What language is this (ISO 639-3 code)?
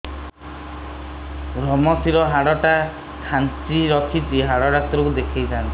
ori